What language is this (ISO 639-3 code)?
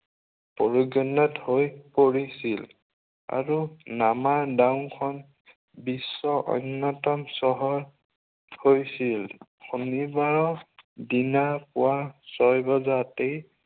asm